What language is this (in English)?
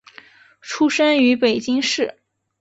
Chinese